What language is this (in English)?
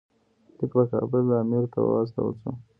Pashto